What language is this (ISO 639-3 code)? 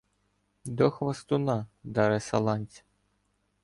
ukr